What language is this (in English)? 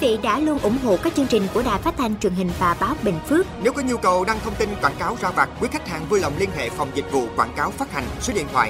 Vietnamese